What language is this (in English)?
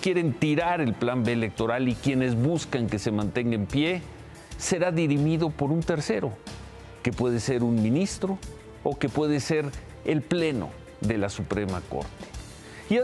Spanish